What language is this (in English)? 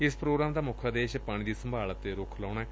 Punjabi